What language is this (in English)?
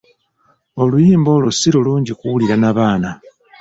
Ganda